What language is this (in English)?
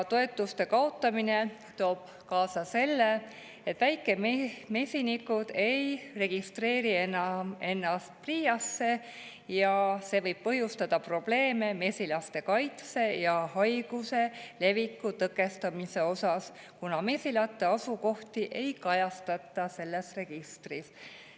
Estonian